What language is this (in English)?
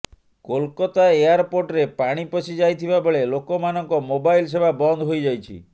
Odia